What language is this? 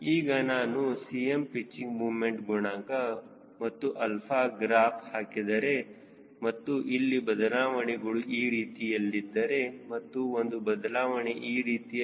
Kannada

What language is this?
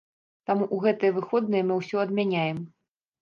Belarusian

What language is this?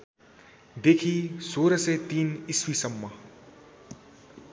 Nepali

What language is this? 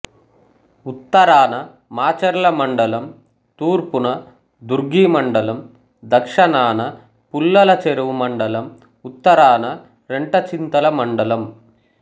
Telugu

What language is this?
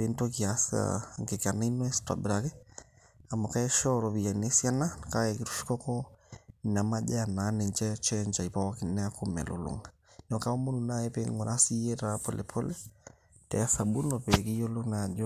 Masai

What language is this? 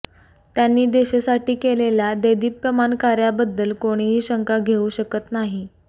Marathi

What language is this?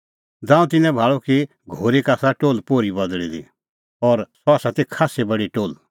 Kullu Pahari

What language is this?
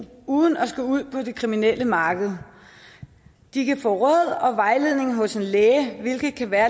Danish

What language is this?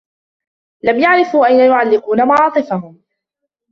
Arabic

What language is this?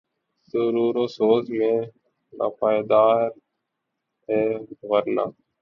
Urdu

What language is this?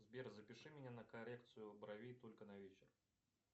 Russian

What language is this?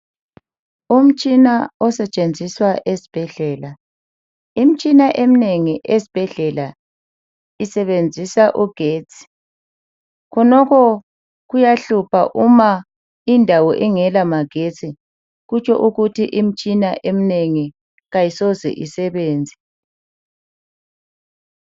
North Ndebele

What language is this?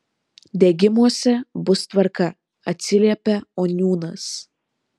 Lithuanian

